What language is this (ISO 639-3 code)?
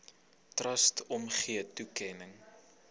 afr